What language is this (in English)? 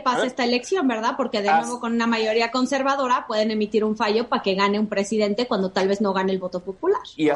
Spanish